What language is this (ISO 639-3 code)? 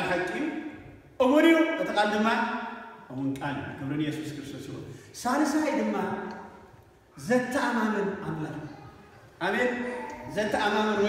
ara